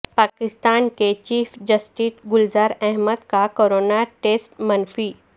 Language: Urdu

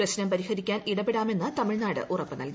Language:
Malayalam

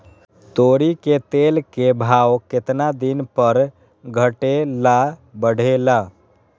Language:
Magahi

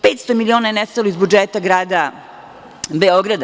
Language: Serbian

